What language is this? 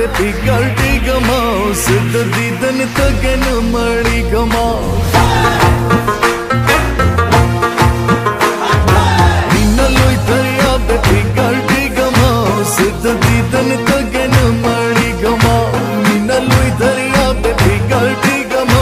Romanian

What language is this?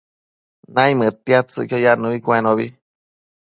Matsés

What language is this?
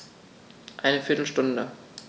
German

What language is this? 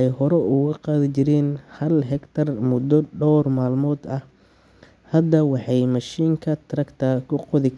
Somali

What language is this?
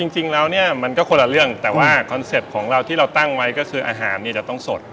Thai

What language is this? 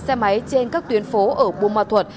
Vietnamese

